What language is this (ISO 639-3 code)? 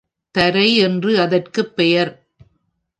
tam